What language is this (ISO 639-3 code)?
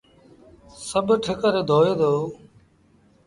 sbn